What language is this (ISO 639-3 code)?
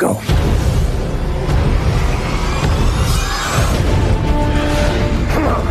fas